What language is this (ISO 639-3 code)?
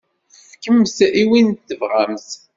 kab